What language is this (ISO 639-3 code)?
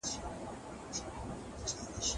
pus